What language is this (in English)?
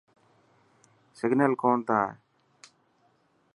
Dhatki